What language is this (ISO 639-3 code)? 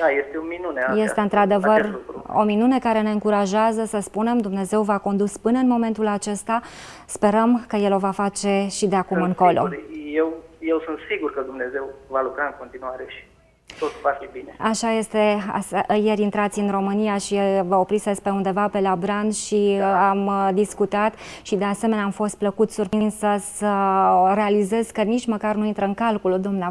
ron